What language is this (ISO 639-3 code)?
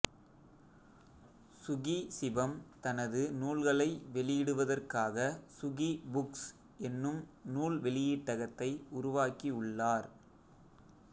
tam